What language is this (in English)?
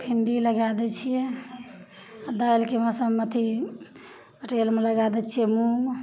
Maithili